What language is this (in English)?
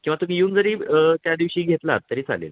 Marathi